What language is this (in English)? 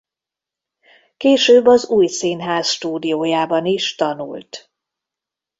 Hungarian